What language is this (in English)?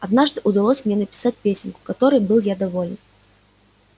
Russian